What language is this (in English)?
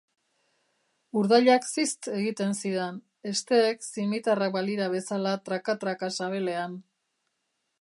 Basque